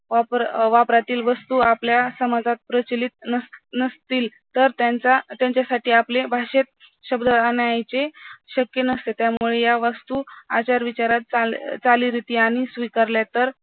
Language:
Marathi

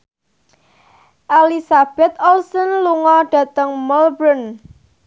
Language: Javanese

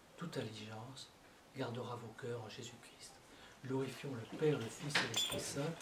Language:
French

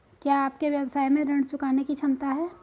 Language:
Hindi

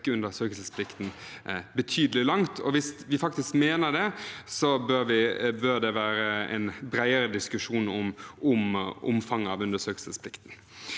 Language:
Norwegian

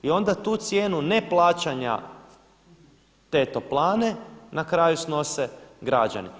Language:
Croatian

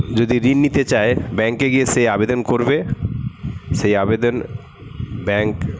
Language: Bangla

